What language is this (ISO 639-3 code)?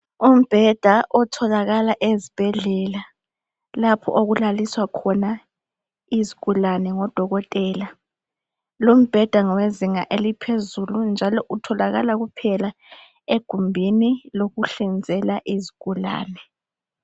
nde